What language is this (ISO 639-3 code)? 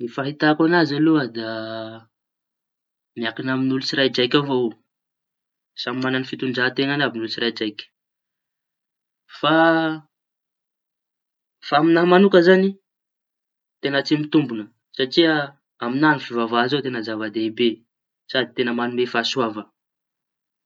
txy